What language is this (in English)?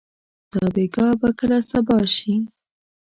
Pashto